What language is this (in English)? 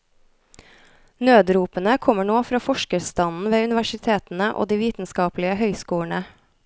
Norwegian